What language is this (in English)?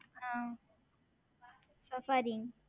Tamil